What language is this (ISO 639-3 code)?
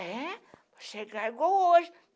por